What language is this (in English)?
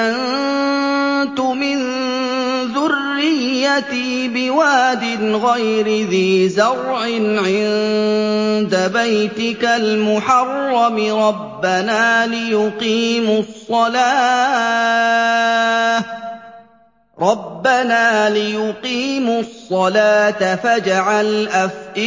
Arabic